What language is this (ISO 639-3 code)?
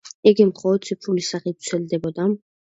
kat